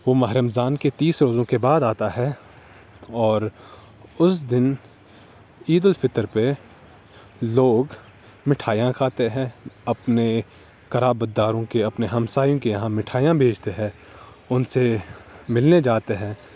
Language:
Urdu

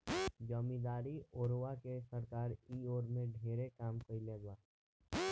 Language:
Bhojpuri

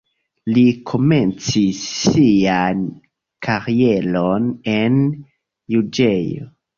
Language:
Esperanto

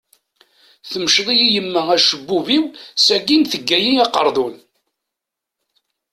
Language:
Kabyle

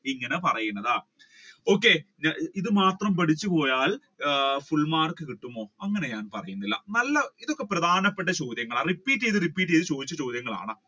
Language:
Malayalam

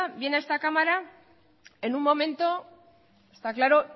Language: Spanish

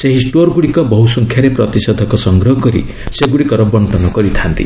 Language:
Odia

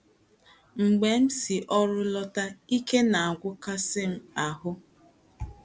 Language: Igbo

